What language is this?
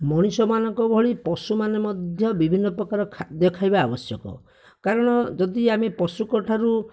Odia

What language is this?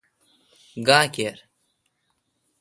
Kalkoti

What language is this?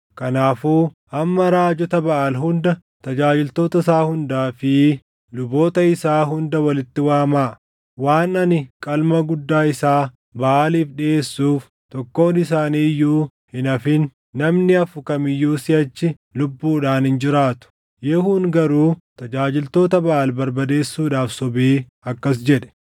Oromo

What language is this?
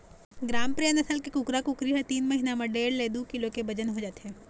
Chhattisgarhi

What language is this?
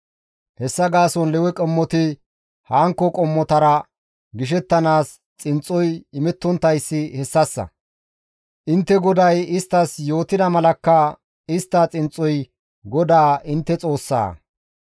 Gamo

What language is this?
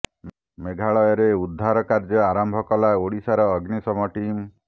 Odia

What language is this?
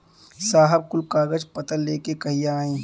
Bhojpuri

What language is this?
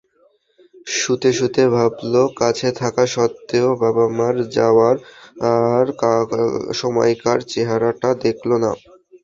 Bangla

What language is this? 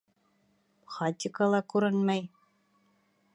Bashkir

